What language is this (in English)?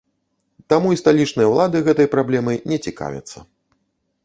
Belarusian